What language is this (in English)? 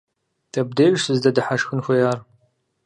Kabardian